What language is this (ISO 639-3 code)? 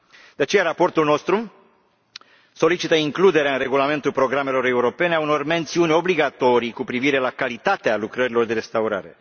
ron